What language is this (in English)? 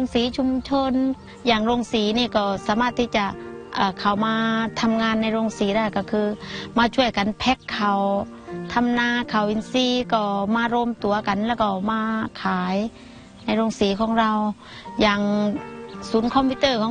Thai